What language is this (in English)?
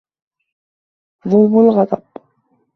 Arabic